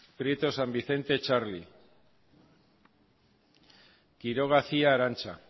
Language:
Basque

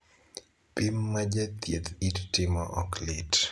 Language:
Luo (Kenya and Tanzania)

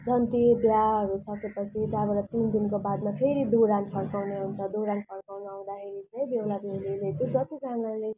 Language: Nepali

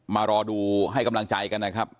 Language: Thai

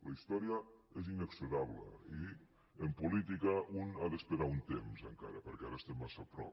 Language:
Catalan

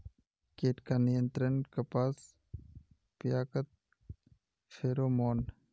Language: Magahi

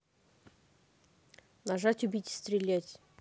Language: Russian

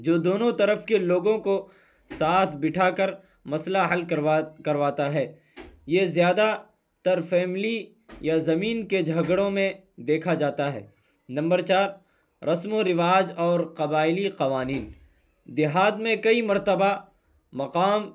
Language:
Urdu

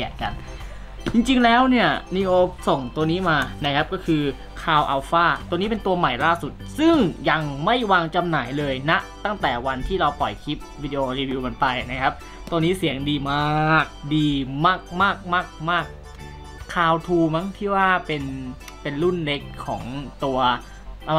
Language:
Thai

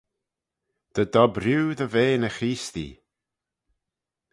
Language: Manx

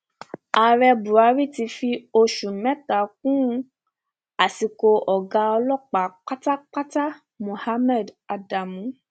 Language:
Yoruba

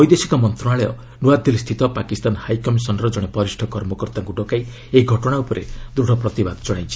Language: Odia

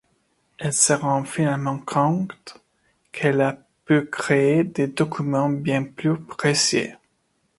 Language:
French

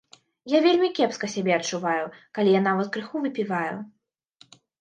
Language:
Belarusian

